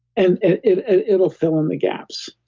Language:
English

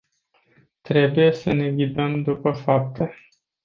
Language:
Romanian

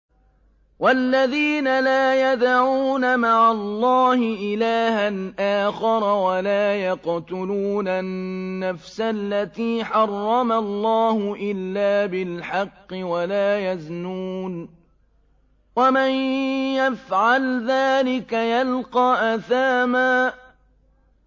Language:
Arabic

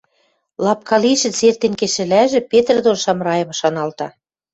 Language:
Western Mari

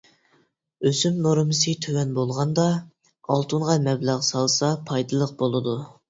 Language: Uyghur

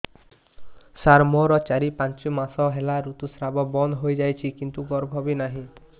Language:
Odia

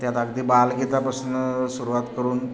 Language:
Marathi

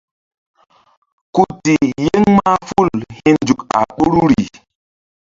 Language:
Mbum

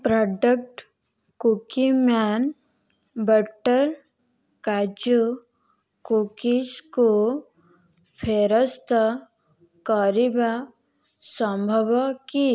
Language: Odia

